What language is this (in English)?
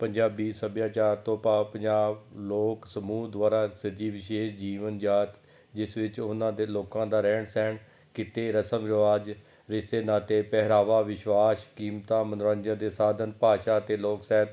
Punjabi